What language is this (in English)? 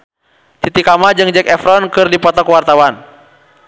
Sundanese